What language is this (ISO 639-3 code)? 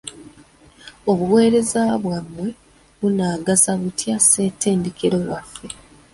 lug